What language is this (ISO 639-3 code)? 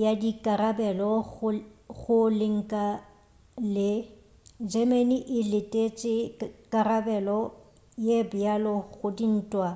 nso